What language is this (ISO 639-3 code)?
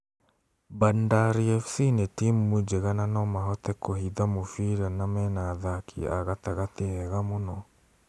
kik